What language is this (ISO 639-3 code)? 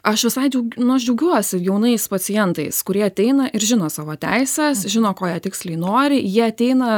lit